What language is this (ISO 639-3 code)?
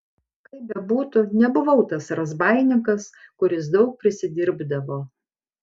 lit